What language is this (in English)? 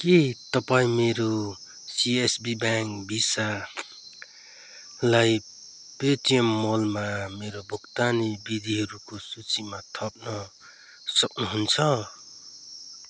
Nepali